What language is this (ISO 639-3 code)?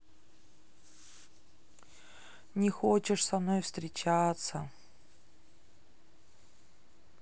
rus